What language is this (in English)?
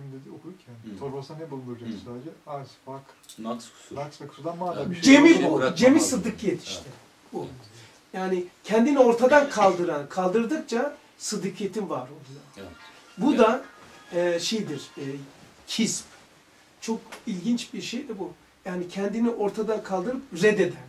Turkish